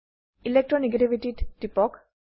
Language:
Assamese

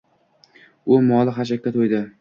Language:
Uzbek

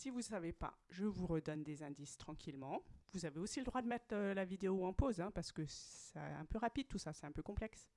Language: French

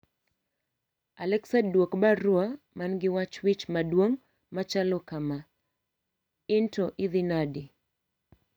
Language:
Luo (Kenya and Tanzania)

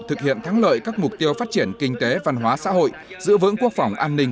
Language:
Vietnamese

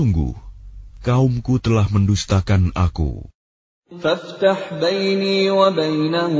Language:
Arabic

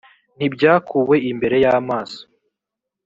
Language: Kinyarwanda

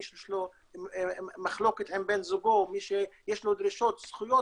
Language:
Hebrew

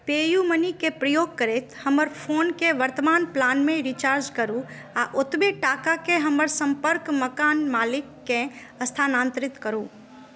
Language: Maithili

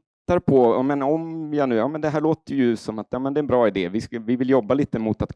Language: Swedish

